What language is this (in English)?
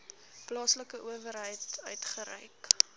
Afrikaans